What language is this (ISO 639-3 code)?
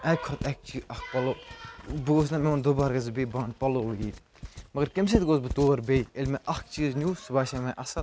kas